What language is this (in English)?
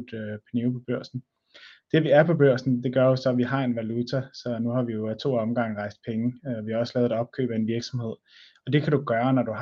Danish